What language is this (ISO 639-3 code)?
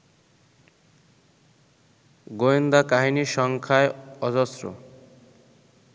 ben